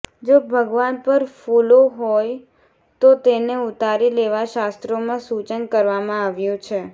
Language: Gujarati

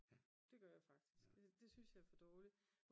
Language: Danish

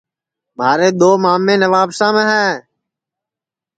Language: Sansi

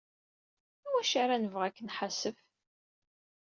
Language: Kabyle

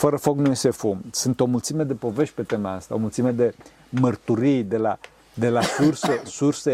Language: Romanian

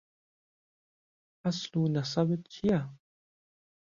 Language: Central Kurdish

